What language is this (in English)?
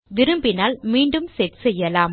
Tamil